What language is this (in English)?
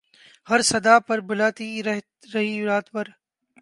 Urdu